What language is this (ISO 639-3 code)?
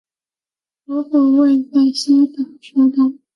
zho